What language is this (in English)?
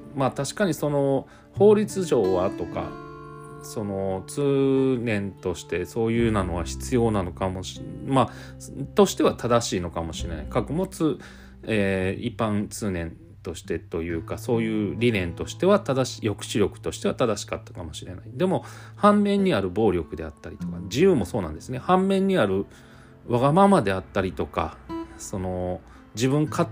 Japanese